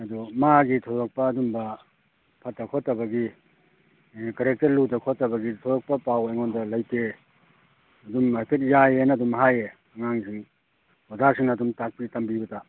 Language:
Manipuri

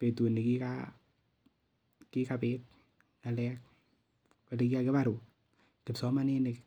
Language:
Kalenjin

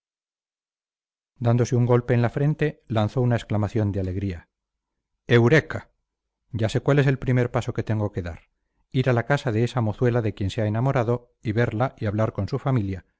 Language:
Spanish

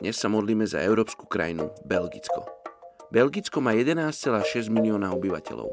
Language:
Slovak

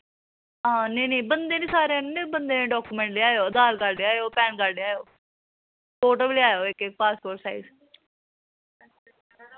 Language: Dogri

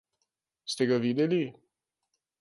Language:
Slovenian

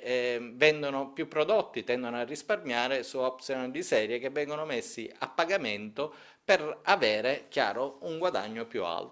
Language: Italian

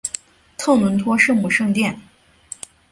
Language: Chinese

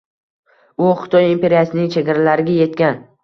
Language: Uzbek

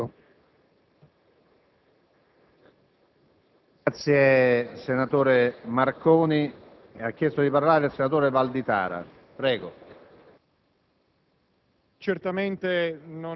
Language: Italian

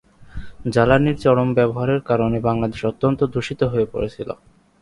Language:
Bangla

